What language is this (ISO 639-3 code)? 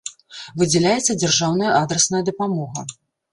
bel